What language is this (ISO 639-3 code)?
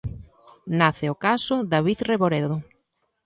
glg